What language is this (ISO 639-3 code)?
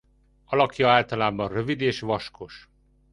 hun